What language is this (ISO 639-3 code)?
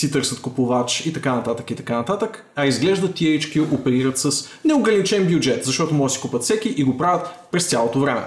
bul